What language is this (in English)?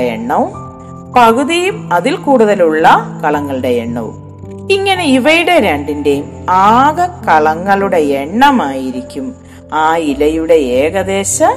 Malayalam